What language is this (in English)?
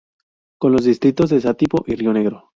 Spanish